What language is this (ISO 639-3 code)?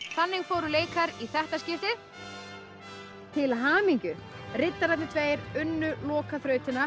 isl